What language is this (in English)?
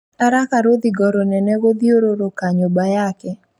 Kikuyu